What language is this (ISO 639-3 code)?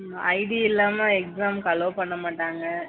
tam